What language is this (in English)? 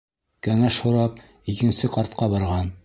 Bashkir